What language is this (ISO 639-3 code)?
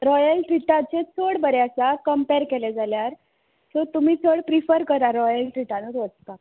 kok